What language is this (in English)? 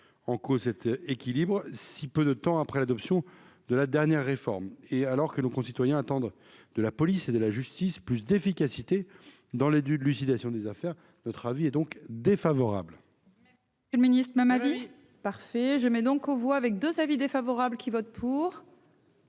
French